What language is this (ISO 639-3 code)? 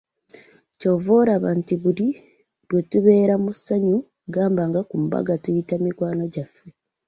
lug